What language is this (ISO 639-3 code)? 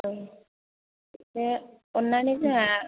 brx